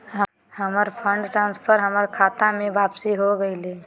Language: Magahi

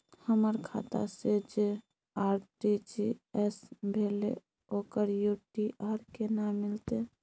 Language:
Maithili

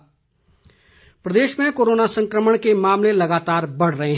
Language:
Hindi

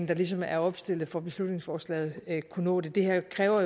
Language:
Danish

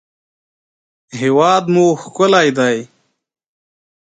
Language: Pashto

